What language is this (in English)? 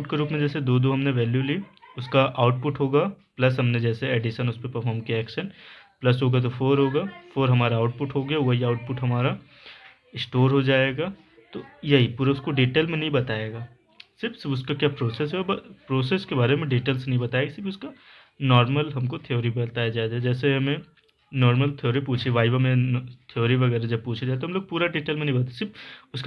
Hindi